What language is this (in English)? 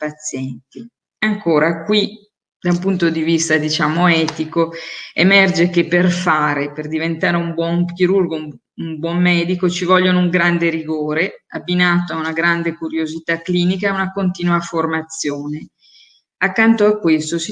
Italian